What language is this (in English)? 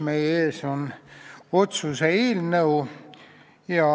Estonian